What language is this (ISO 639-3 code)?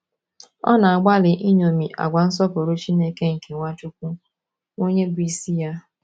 ibo